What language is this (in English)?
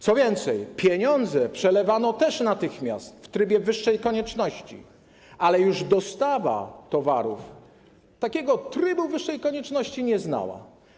Polish